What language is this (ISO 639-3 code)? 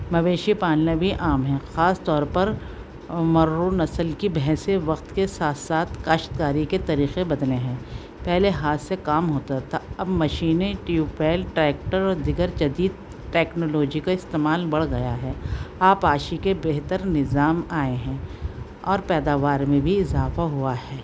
urd